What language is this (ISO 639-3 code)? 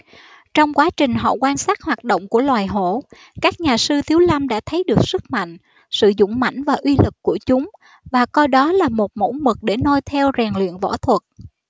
vie